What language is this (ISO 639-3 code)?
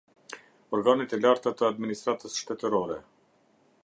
sqi